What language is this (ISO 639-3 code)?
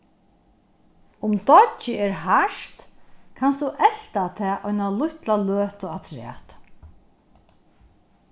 fao